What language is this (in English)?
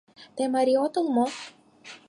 Mari